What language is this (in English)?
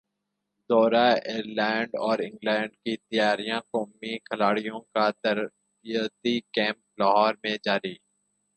Urdu